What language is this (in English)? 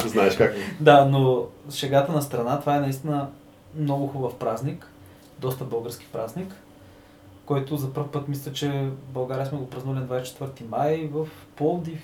Bulgarian